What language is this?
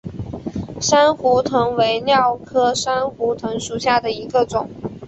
Chinese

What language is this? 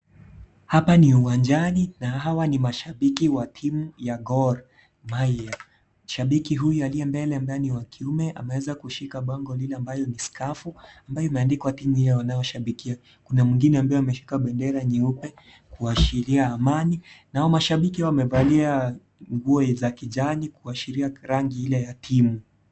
Swahili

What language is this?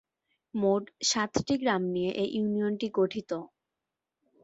Bangla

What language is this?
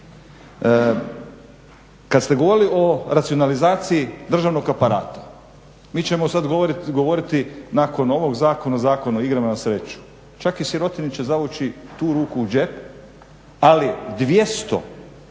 Croatian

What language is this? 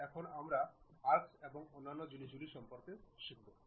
Bangla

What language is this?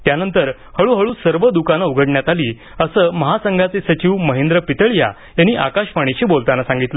Marathi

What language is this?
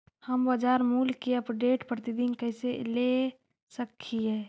Magahi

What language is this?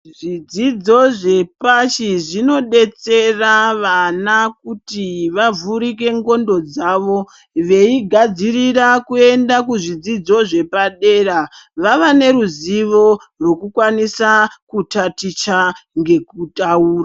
Ndau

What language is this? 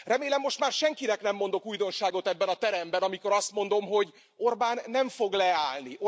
Hungarian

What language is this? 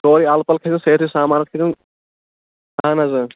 Kashmiri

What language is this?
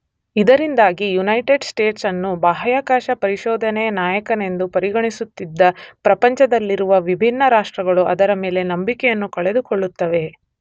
Kannada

